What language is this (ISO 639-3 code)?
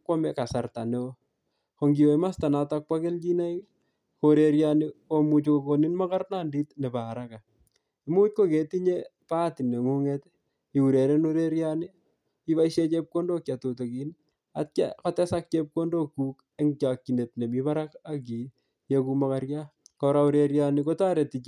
kln